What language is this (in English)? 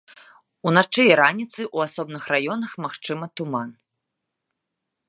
Belarusian